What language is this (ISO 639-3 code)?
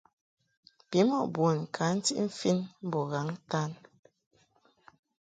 mhk